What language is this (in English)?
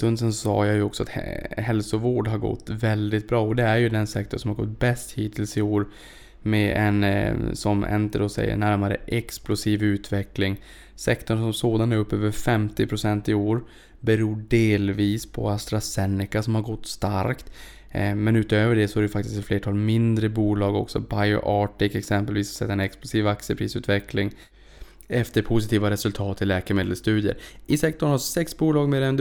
Swedish